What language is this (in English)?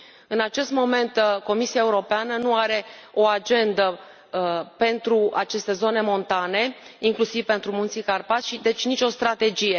Romanian